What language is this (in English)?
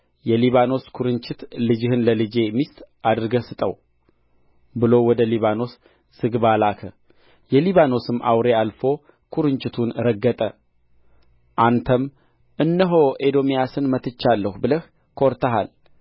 Amharic